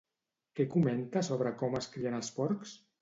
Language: Catalan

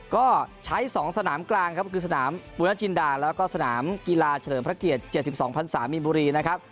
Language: Thai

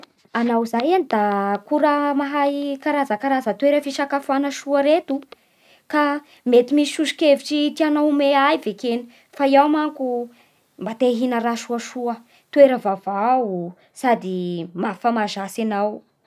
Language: Bara Malagasy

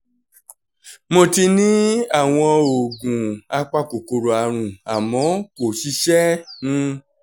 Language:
Yoruba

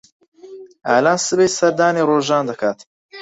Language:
Central Kurdish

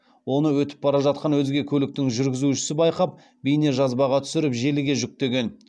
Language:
Kazakh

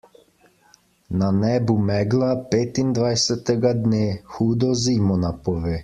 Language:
Slovenian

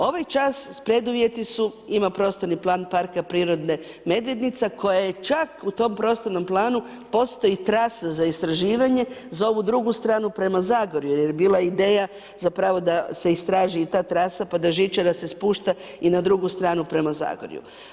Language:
Croatian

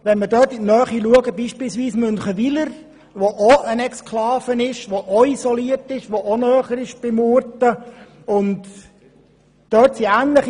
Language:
Swiss German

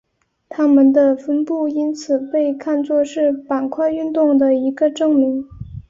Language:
Chinese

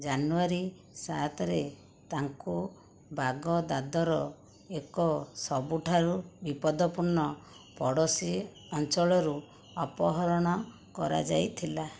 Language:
Odia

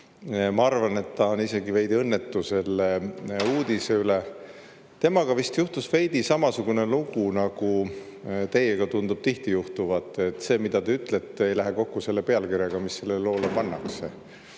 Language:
Estonian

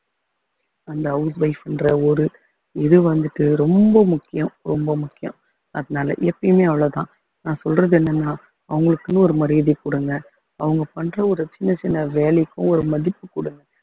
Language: Tamil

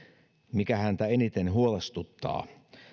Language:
Finnish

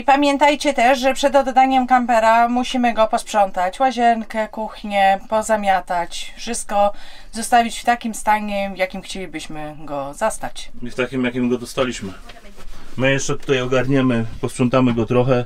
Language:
Polish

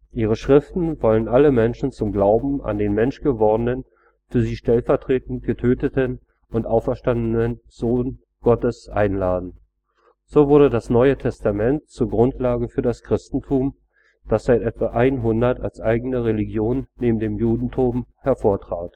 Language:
German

